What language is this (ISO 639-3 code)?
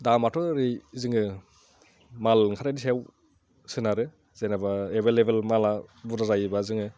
brx